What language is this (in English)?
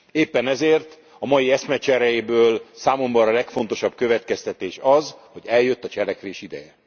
Hungarian